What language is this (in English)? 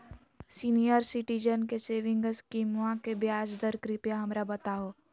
Magahi